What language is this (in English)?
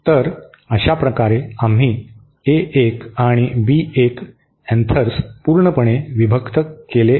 Marathi